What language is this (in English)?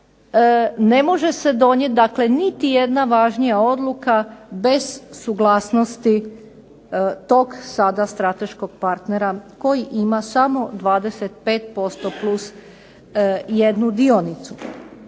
Croatian